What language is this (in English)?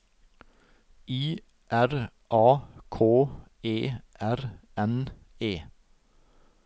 Norwegian